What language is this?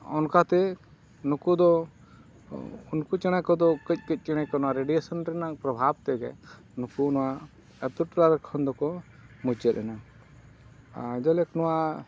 Santali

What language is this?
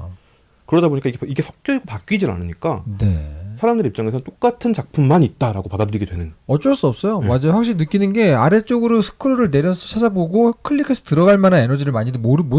Korean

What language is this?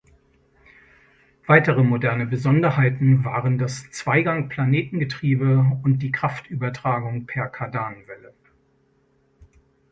German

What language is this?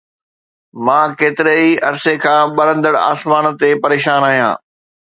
Sindhi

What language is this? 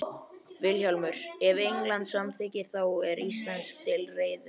Icelandic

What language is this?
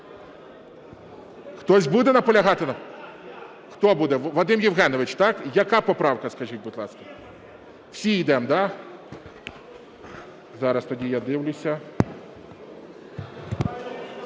Ukrainian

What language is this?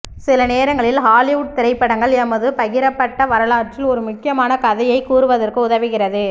Tamil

